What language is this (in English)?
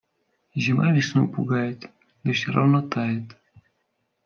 Russian